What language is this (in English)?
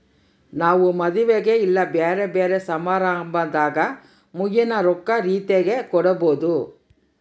Kannada